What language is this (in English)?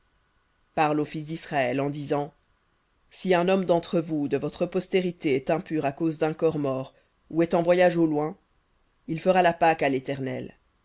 French